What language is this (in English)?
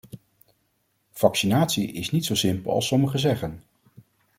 Dutch